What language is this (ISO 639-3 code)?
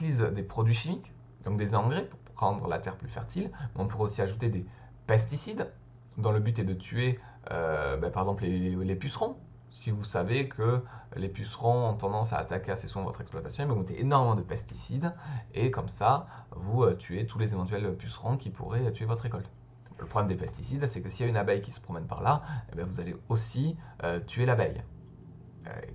fra